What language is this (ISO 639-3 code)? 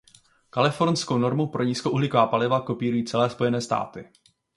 ces